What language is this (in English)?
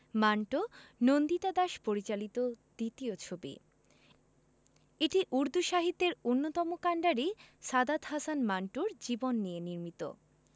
Bangla